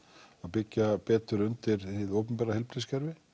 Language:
Icelandic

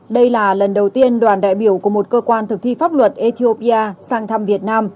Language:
Vietnamese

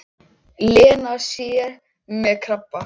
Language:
Icelandic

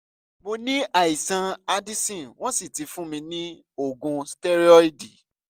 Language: Yoruba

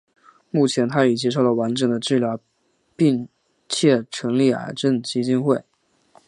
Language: Chinese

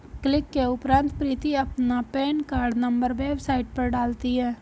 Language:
Hindi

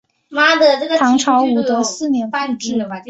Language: Chinese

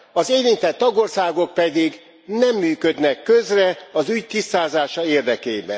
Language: Hungarian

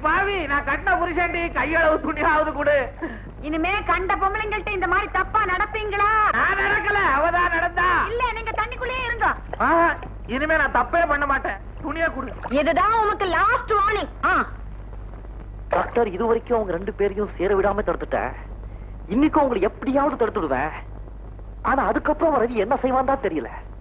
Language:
Indonesian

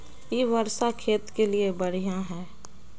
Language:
Magahi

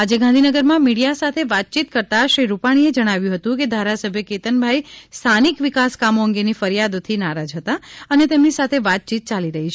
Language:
Gujarati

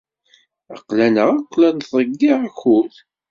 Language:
Kabyle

